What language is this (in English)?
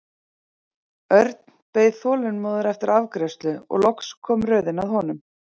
Icelandic